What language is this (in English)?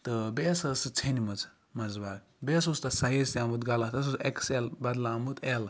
Kashmiri